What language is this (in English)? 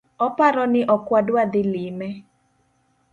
Luo (Kenya and Tanzania)